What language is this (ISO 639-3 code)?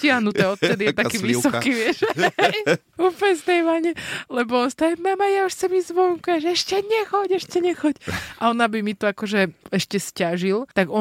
slk